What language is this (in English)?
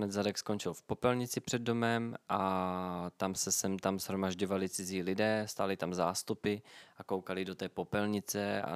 Czech